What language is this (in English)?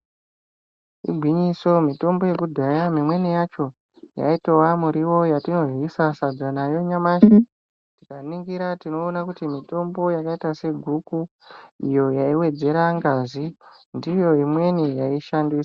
Ndau